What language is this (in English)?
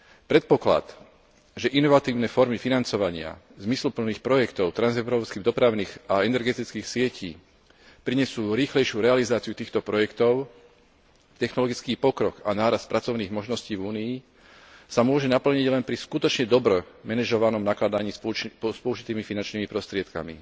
Slovak